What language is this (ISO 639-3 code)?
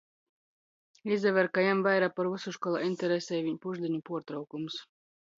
ltg